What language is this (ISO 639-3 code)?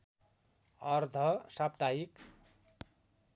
nep